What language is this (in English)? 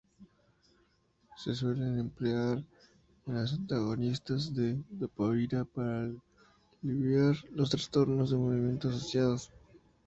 Spanish